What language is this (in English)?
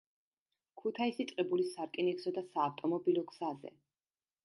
Georgian